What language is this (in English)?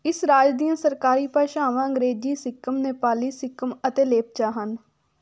Punjabi